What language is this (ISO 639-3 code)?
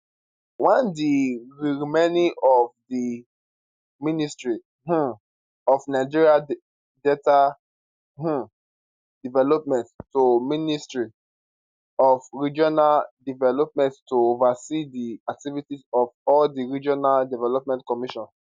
pcm